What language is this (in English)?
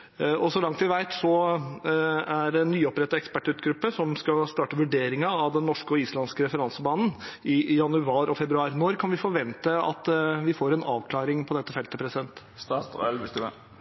Norwegian Bokmål